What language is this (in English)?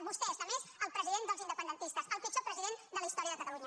Catalan